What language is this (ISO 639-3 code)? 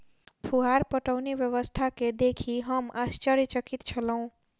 mai